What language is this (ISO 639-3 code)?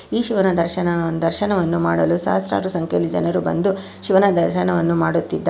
kan